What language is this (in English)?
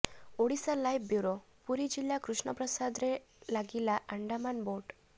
Odia